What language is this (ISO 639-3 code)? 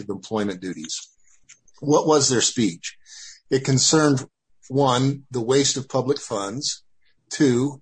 eng